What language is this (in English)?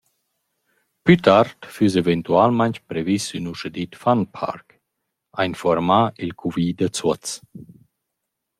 Romansh